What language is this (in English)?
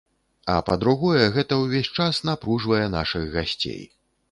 Belarusian